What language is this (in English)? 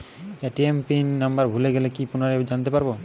Bangla